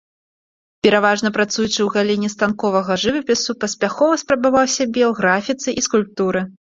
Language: Belarusian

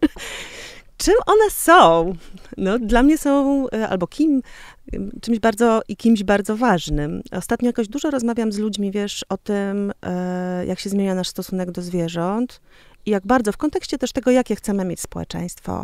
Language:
Polish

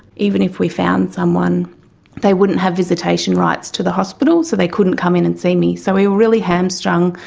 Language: English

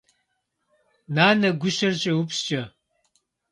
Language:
Kabardian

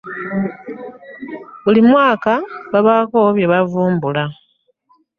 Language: Ganda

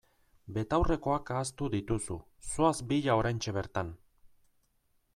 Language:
Basque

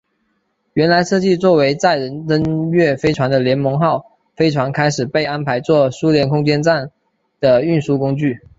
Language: Chinese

